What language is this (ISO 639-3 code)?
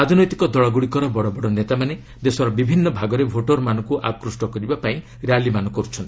ori